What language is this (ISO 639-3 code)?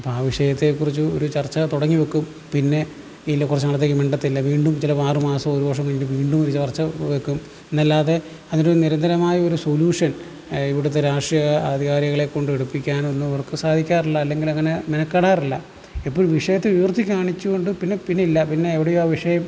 mal